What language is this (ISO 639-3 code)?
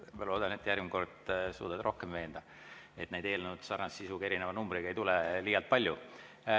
est